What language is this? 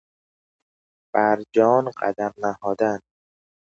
Persian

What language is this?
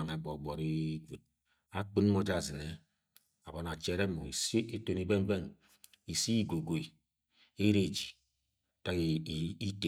Agwagwune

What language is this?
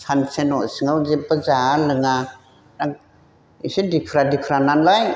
Bodo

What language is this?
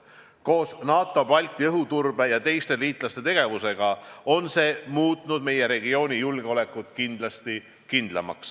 Estonian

